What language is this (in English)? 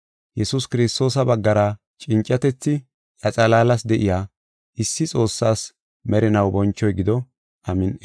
Gofa